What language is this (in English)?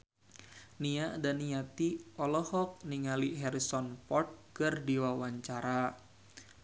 Sundanese